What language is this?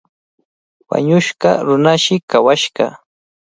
Cajatambo North Lima Quechua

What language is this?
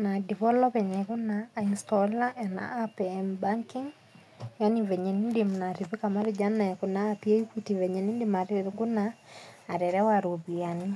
Masai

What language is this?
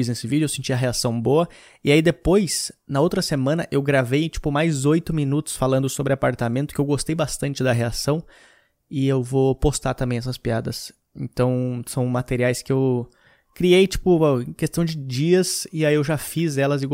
Portuguese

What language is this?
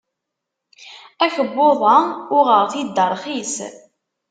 Kabyle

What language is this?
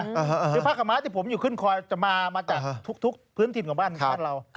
Thai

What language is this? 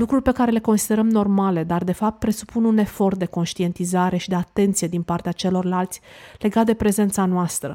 Romanian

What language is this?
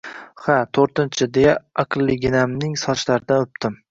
Uzbek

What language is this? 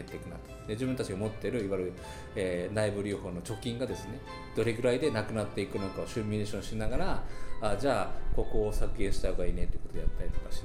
Japanese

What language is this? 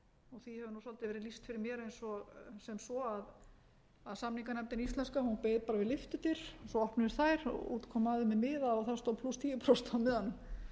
Icelandic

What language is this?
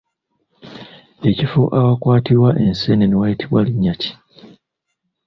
Ganda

